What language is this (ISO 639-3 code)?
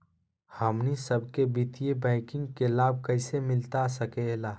mag